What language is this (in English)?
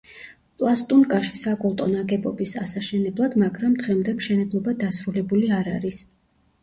Georgian